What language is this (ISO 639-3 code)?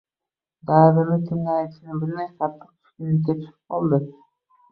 uzb